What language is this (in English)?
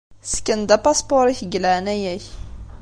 Kabyle